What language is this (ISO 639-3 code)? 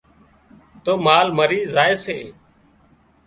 kxp